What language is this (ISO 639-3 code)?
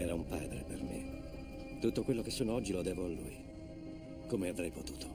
ita